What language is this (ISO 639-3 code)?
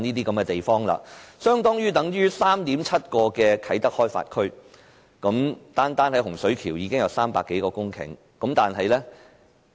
yue